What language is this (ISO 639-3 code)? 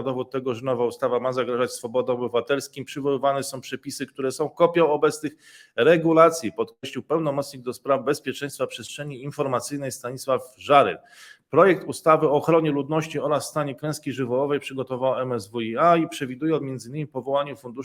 pol